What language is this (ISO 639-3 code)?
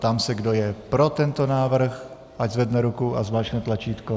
ces